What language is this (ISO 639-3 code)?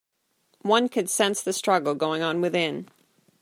eng